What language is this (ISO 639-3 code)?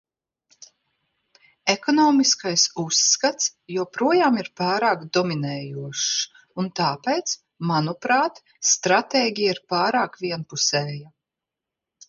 lav